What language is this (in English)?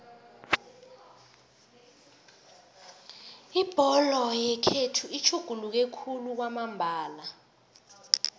South Ndebele